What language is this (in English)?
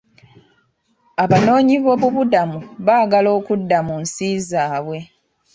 Ganda